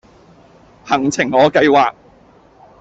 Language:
Cantonese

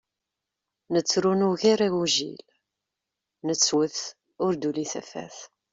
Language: Kabyle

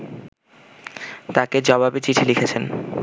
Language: Bangla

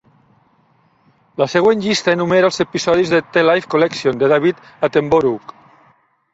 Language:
Catalan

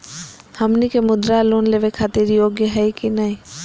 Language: Magahi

